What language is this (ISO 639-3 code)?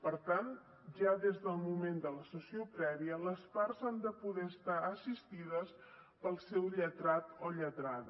cat